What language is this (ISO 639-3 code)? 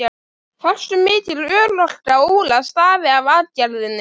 isl